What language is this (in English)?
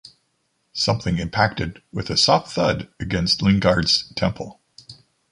English